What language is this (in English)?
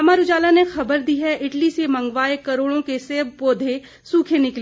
Hindi